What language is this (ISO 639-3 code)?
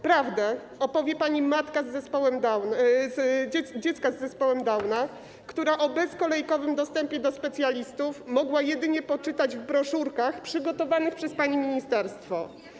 pol